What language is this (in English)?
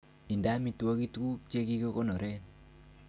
Kalenjin